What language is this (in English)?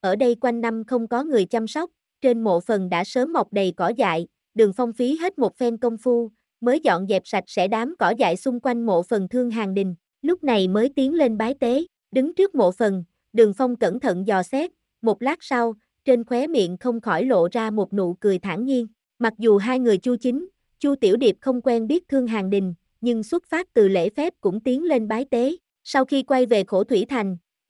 Vietnamese